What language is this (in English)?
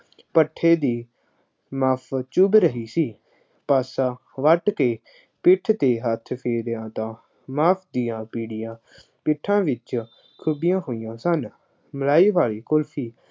Punjabi